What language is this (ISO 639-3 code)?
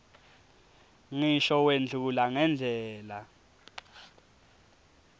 ssw